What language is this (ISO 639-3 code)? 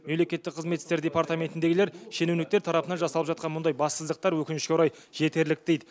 kaz